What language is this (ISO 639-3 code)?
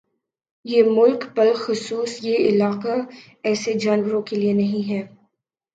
urd